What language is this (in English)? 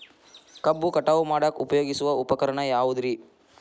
Kannada